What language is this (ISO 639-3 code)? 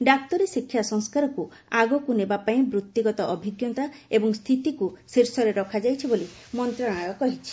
ori